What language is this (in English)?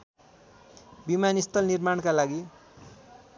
Nepali